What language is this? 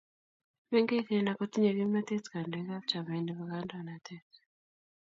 Kalenjin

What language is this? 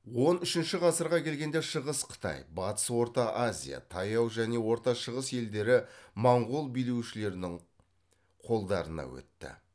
Kazakh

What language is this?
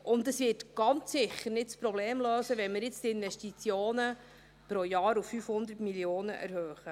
Swiss German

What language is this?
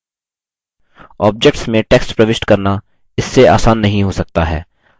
Hindi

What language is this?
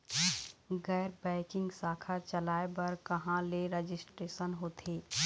Chhattisgarhi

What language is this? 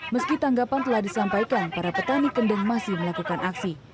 Indonesian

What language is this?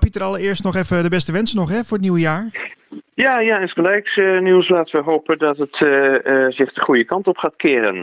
Dutch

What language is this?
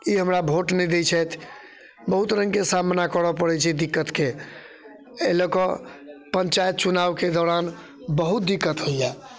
Maithili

